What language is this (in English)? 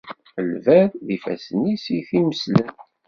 Kabyle